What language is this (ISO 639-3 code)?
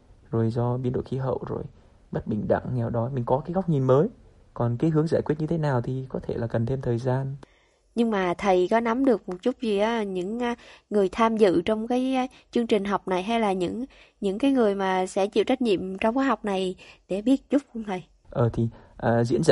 vie